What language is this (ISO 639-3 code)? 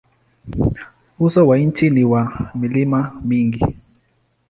swa